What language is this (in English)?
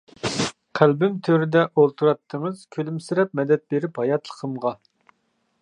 Uyghur